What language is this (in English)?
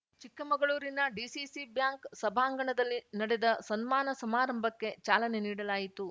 Kannada